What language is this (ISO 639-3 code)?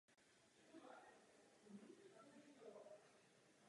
ces